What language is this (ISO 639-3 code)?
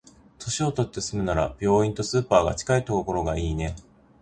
jpn